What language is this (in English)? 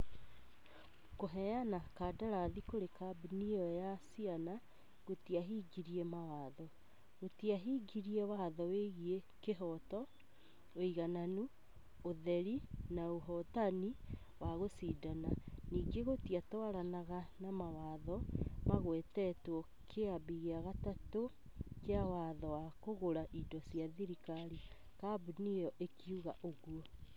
Kikuyu